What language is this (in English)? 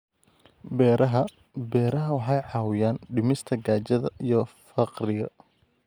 Somali